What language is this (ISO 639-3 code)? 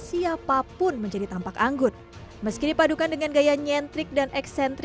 ind